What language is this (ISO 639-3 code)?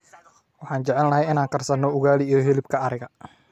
som